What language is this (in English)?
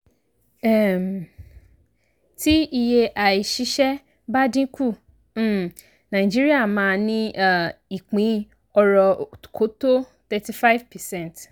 Yoruba